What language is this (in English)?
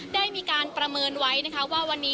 Thai